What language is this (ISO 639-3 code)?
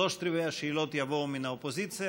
heb